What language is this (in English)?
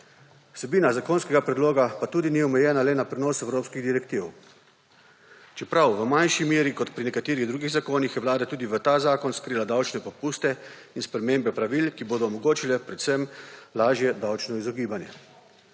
Slovenian